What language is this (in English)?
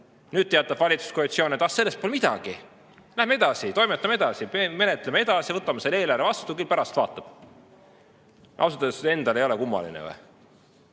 Estonian